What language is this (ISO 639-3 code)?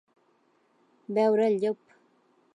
cat